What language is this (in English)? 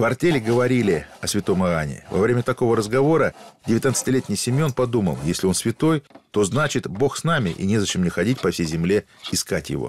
Russian